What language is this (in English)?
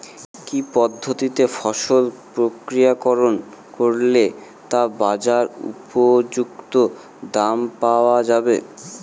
Bangla